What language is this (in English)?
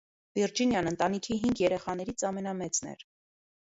Armenian